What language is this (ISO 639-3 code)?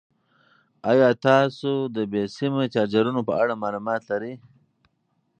pus